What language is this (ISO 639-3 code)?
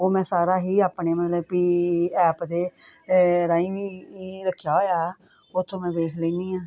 pan